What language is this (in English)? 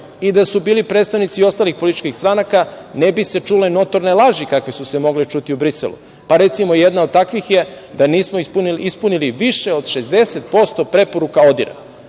Serbian